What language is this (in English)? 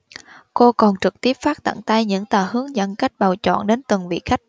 Vietnamese